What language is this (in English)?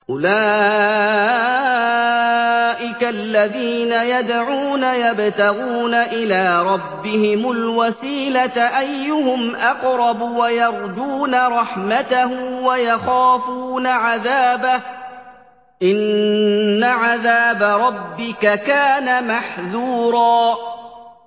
Arabic